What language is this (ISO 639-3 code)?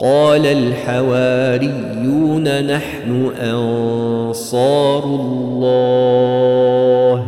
ara